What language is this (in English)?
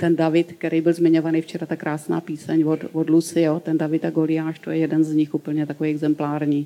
Czech